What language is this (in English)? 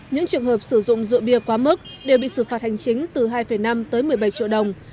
Vietnamese